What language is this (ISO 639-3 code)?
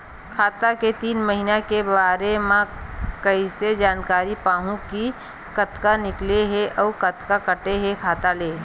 hne